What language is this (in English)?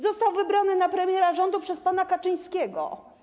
Polish